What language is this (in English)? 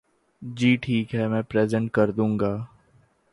Urdu